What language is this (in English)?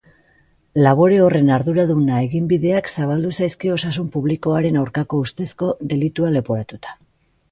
Basque